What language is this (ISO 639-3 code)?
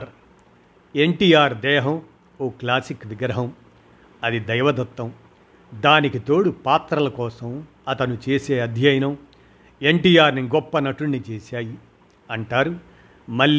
tel